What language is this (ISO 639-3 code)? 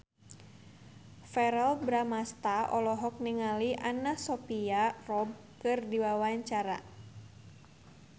sun